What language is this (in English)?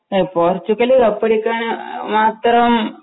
Malayalam